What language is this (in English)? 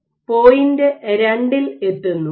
Malayalam